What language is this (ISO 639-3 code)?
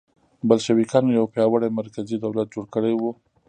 pus